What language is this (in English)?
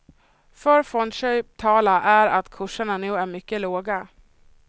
Swedish